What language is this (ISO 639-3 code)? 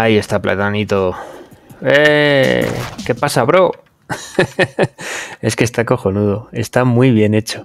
spa